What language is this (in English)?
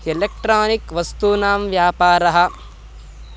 Sanskrit